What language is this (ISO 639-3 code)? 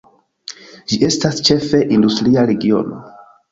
epo